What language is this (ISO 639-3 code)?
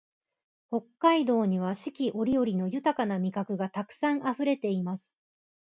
jpn